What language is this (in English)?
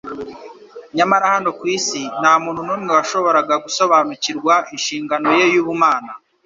Kinyarwanda